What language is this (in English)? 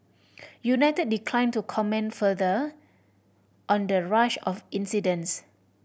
English